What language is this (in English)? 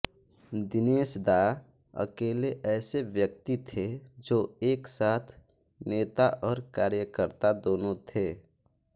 Hindi